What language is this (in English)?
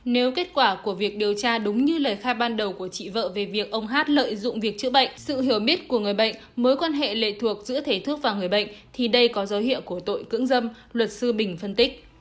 Vietnamese